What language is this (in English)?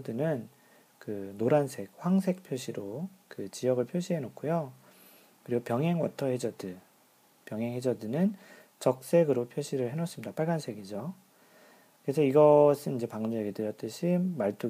Korean